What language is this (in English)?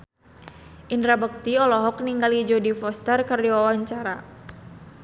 Sundanese